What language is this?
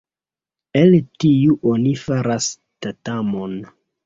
Esperanto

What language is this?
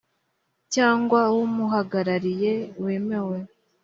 Kinyarwanda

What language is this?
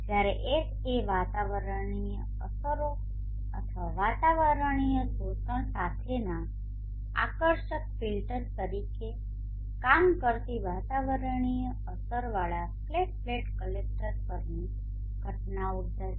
Gujarati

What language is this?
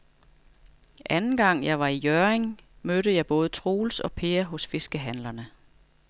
Danish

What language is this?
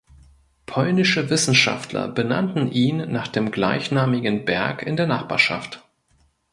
German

